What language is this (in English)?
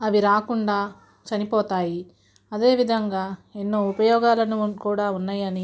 Telugu